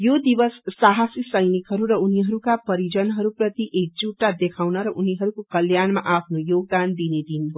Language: Nepali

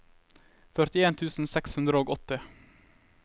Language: Norwegian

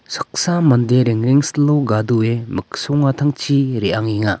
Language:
Garo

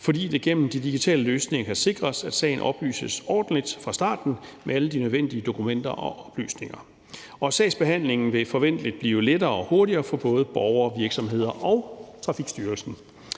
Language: Danish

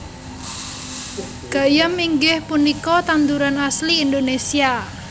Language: Javanese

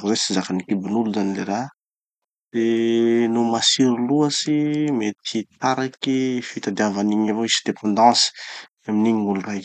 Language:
Tanosy Malagasy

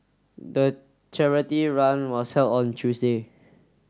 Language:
English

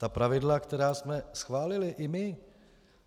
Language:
Czech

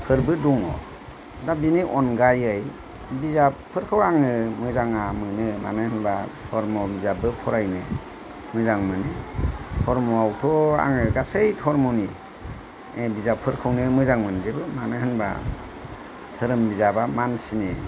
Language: Bodo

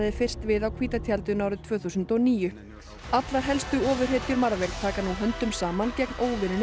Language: Icelandic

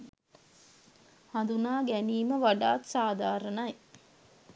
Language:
Sinhala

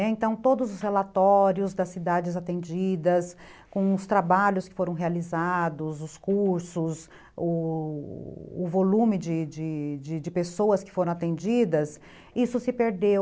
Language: Portuguese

